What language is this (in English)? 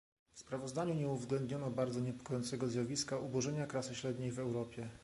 Polish